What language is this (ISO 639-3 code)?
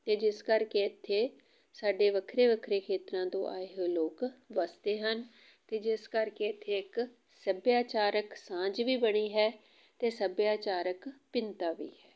pan